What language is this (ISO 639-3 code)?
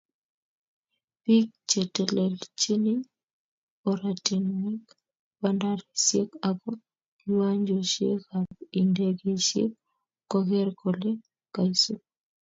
kln